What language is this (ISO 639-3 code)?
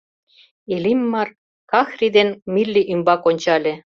chm